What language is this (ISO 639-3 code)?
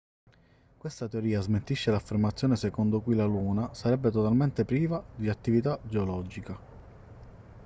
ita